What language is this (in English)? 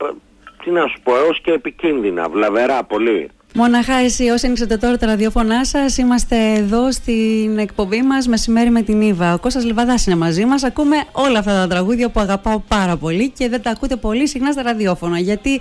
Greek